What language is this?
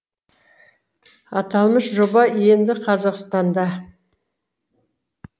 Kazakh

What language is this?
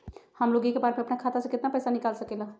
Magahi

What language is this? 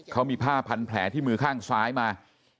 Thai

